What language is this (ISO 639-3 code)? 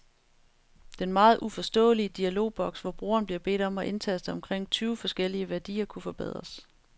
dan